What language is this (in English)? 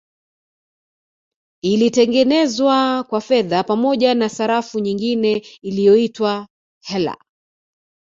Swahili